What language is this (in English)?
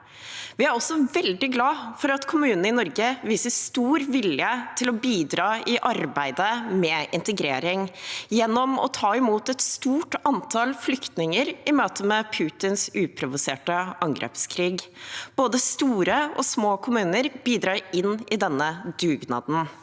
Norwegian